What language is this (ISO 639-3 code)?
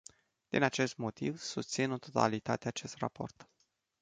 ron